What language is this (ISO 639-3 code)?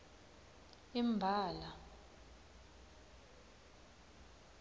ssw